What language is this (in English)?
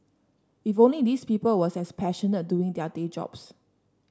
English